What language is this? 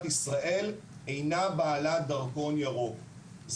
Hebrew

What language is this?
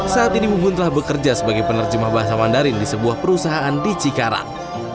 Indonesian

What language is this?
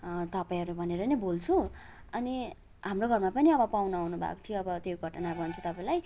Nepali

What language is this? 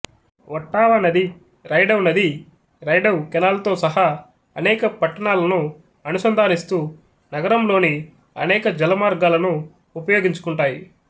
Telugu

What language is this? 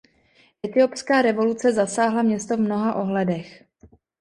Czech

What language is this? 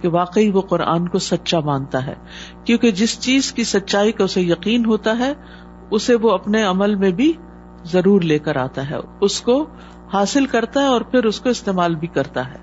Urdu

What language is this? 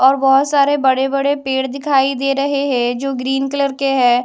Hindi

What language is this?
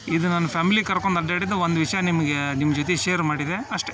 Kannada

